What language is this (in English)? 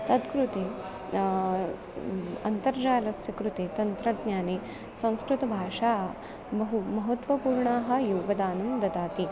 Sanskrit